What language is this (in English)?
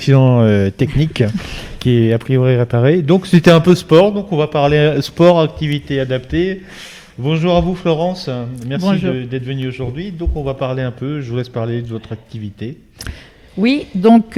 French